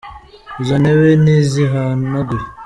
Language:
Kinyarwanda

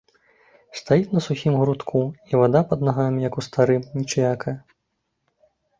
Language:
Belarusian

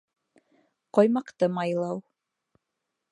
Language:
Bashkir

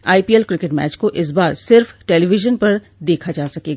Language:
Hindi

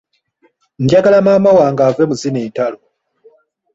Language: Ganda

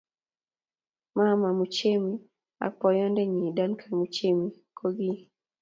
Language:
Kalenjin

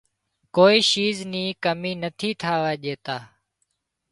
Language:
Wadiyara Koli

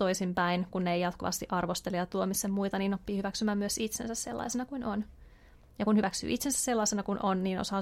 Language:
Finnish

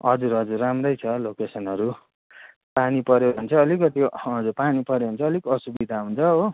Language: Nepali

